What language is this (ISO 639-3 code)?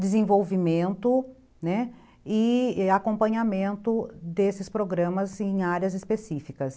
por